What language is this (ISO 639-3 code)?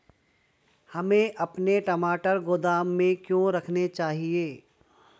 hin